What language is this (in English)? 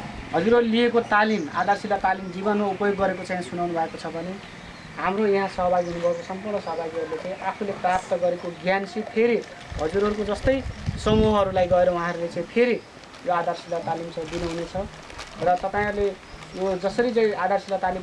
Nepali